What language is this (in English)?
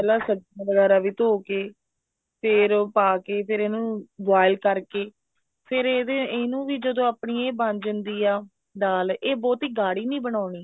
Punjabi